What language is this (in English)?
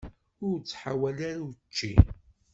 Kabyle